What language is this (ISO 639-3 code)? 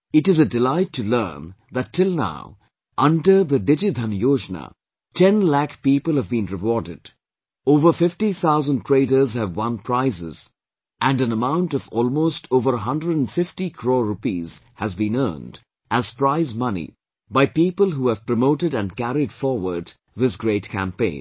eng